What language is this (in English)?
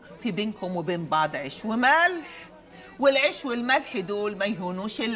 Arabic